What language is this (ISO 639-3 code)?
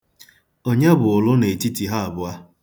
ibo